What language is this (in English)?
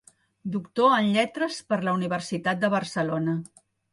Catalan